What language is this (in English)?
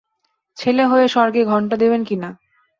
Bangla